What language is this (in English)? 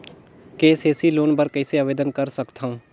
Chhattisgarhi